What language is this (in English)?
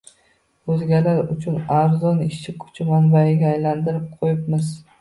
Uzbek